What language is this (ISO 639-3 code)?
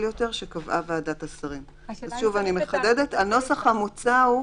heb